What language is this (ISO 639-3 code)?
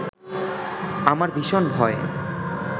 ben